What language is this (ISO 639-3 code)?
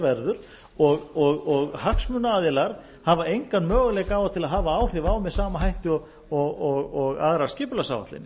isl